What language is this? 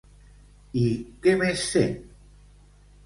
Catalan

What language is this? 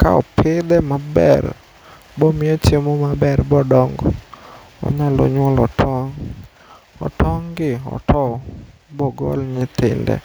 Luo (Kenya and Tanzania)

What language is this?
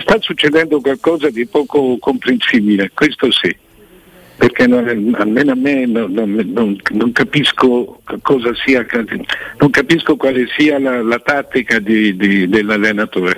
Italian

